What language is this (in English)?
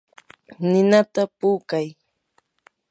Yanahuanca Pasco Quechua